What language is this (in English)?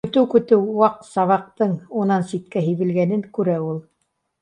Bashkir